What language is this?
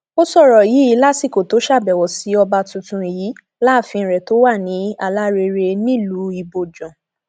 Yoruba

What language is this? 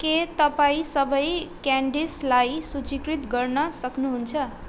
Nepali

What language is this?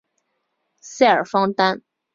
Chinese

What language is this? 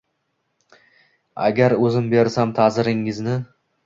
Uzbek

